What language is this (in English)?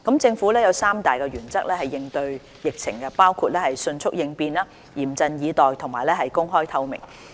Cantonese